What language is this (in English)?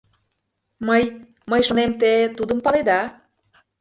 Mari